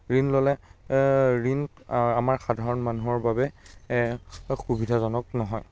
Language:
Assamese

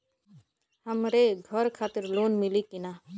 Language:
Bhojpuri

